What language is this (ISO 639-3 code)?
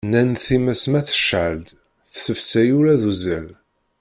kab